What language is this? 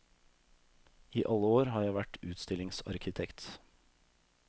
Norwegian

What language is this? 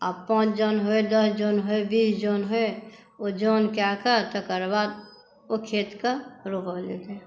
Maithili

